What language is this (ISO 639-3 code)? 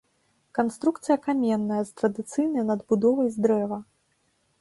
bel